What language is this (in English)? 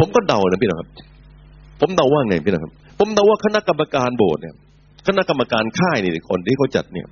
Thai